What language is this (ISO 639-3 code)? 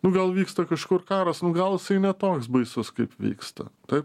lit